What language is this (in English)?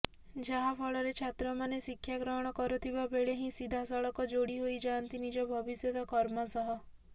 Odia